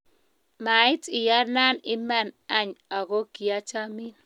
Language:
Kalenjin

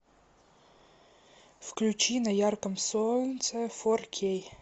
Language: Russian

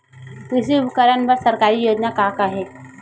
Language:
Chhattisgarhi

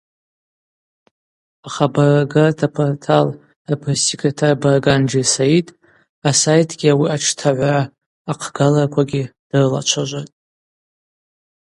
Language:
Abaza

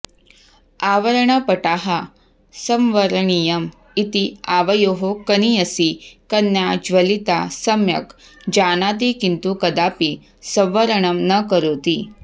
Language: Sanskrit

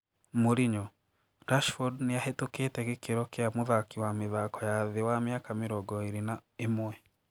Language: Kikuyu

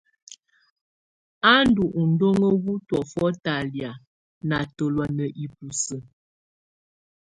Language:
Tunen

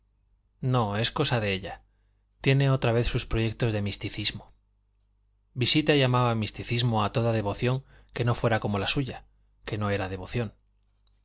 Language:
Spanish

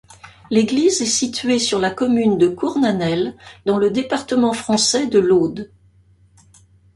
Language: French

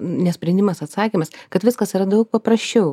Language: Lithuanian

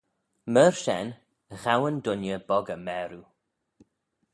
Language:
Manx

